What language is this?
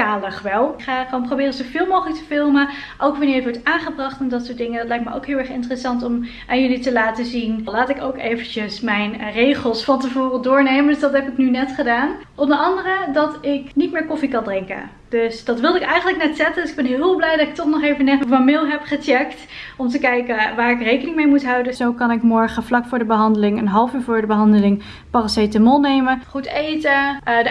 Dutch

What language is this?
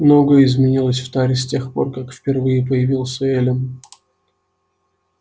Russian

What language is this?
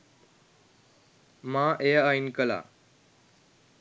Sinhala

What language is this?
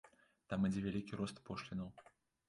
Belarusian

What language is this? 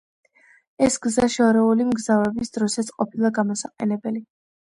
Georgian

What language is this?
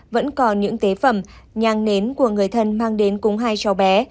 Vietnamese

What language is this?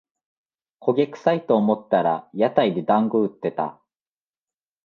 Japanese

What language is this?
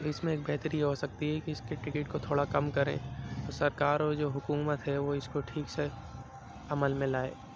Urdu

